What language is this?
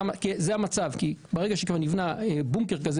Hebrew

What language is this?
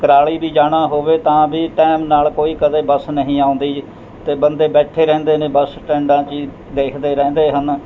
Punjabi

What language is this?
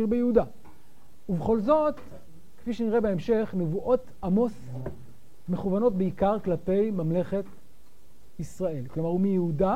Hebrew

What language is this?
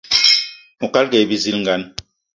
Eton (Cameroon)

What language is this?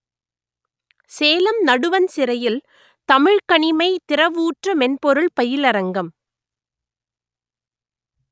Tamil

